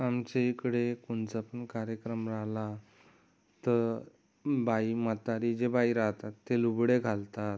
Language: Marathi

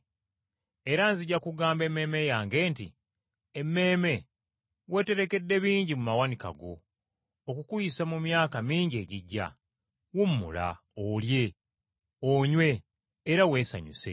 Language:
Ganda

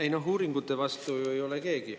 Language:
Estonian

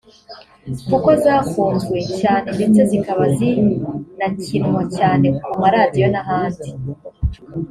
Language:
Kinyarwanda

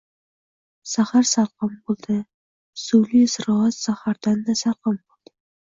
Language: Uzbek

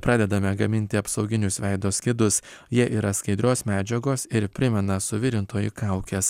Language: Lithuanian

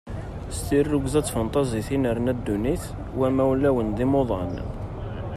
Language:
Kabyle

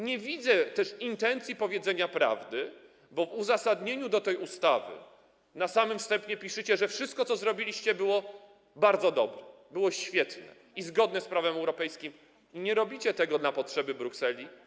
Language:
Polish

